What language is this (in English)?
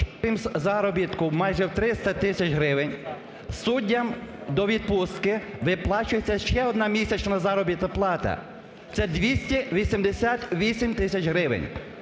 Ukrainian